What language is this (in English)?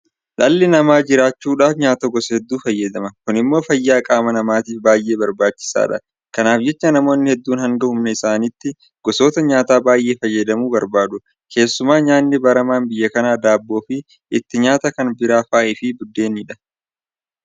Oromo